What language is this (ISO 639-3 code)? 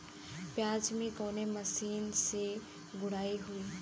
bho